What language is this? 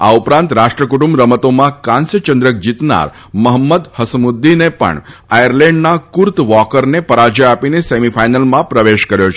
Gujarati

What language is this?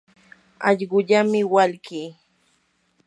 Yanahuanca Pasco Quechua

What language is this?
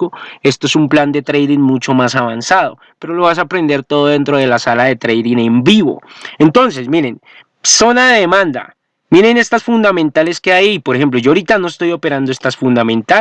Spanish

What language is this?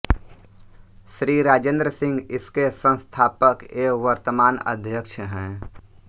Hindi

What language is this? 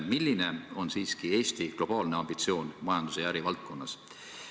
Estonian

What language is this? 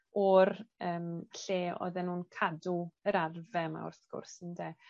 Welsh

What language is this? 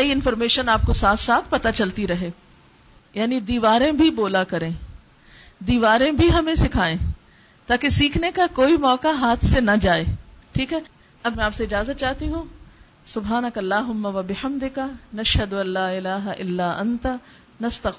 Urdu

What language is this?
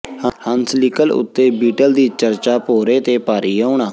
Punjabi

